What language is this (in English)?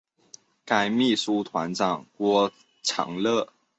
Chinese